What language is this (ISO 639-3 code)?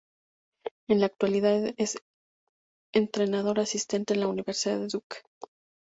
spa